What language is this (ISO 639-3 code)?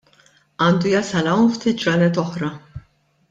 mlt